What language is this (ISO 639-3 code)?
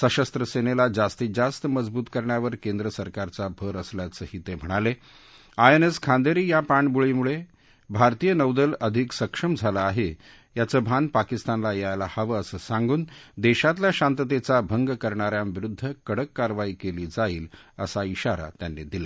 mar